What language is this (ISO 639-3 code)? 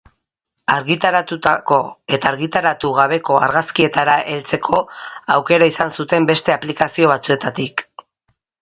eus